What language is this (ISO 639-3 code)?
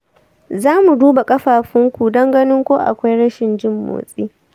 hau